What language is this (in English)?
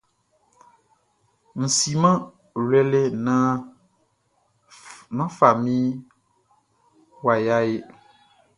Baoulé